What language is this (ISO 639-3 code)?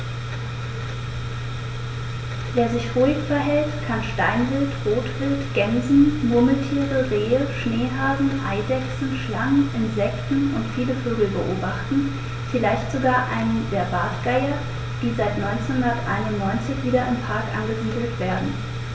deu